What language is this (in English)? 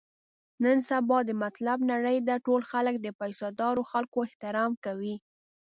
Pashto